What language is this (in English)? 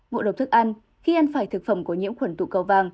Vietnamese